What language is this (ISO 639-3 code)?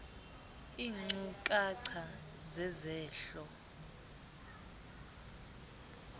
xho